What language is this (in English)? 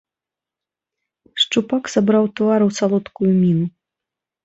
Belarusian